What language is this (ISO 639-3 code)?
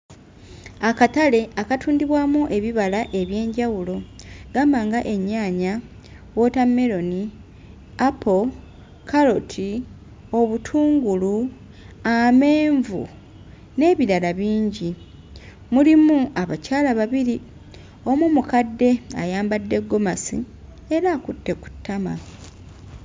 lug